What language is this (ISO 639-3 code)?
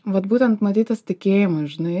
lit